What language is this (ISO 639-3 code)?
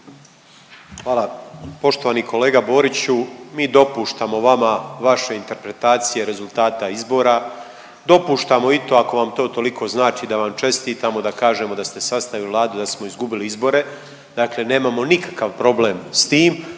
hrv